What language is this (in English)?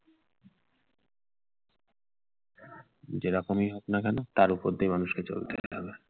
Bangla